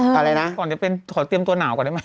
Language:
Thai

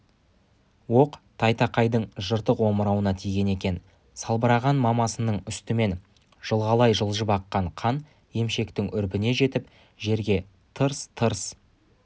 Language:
Kazakh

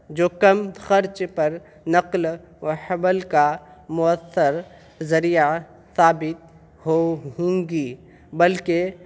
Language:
Urdu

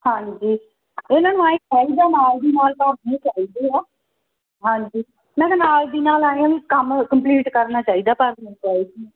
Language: Punjabi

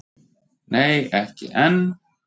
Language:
Icelandic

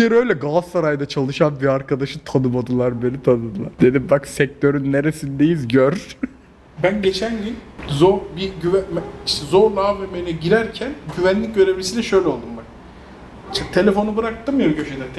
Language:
Turkish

